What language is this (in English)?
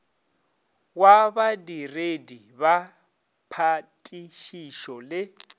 Northern Sotho